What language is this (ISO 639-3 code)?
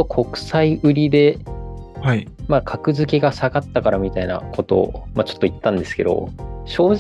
jpn